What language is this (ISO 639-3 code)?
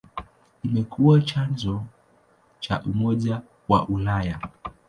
swa